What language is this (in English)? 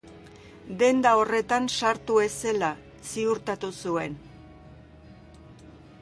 Basque